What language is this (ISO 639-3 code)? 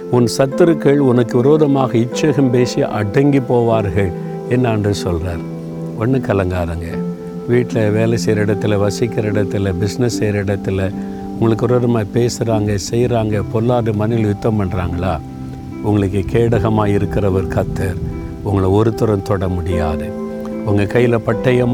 tam